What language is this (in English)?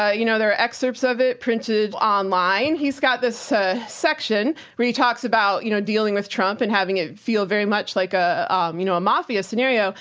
English